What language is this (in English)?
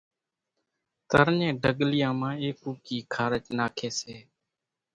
Kachi Koli